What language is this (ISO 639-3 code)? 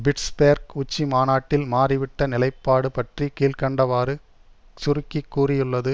tam